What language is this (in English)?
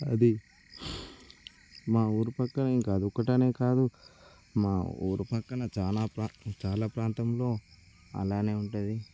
Telugu